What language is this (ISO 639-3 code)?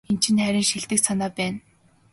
mon